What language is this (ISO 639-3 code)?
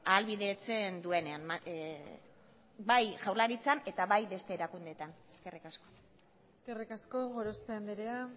eus